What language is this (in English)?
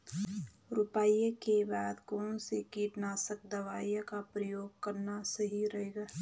Hindi